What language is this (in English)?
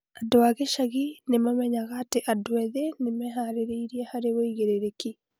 Kikuyu